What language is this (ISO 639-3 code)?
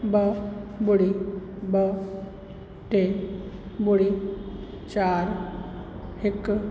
snd